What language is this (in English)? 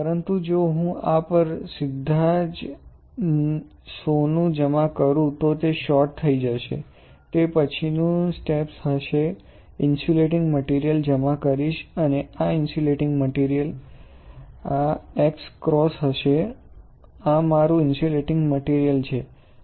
Gujarati